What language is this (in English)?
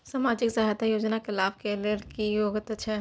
Maithili